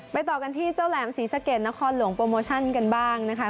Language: Thai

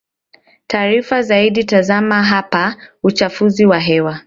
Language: Swahili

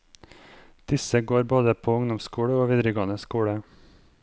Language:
Norwegian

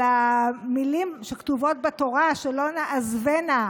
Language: Hebrew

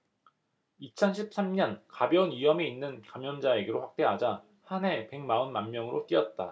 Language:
Korean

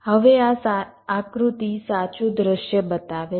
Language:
Gujarati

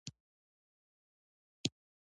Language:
Pashto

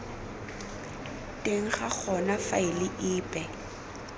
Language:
Tswana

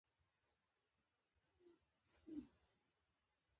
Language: Pashto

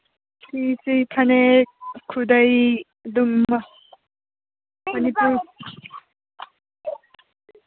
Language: Manipuri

